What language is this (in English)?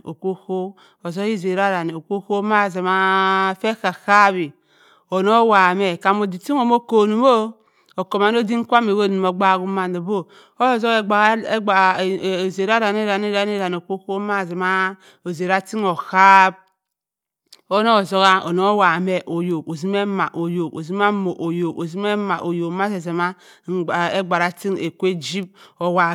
Cross River Mbembe